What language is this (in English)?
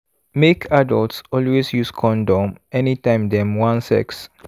Nigerian Pidgin